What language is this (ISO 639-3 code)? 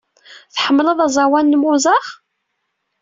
kab